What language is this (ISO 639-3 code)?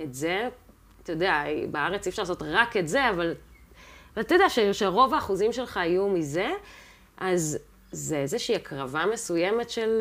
heb